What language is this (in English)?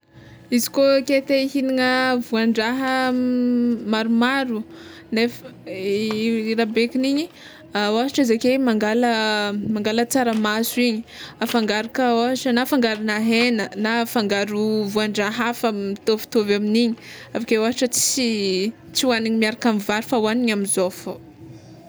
Tsimihety Malagasy